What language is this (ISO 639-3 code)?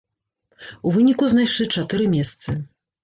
bel